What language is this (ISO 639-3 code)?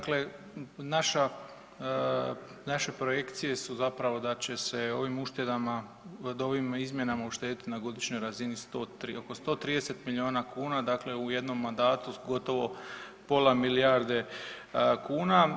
hrv